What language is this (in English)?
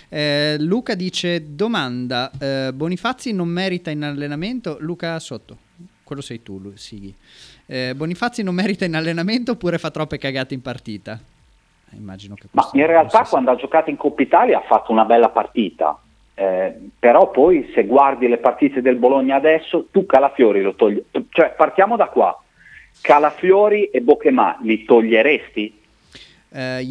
Italian